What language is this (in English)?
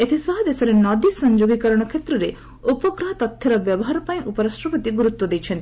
Odia